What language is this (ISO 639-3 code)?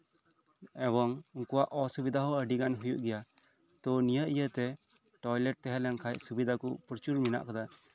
sat